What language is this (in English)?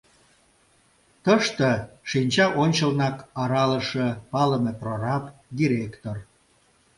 Mari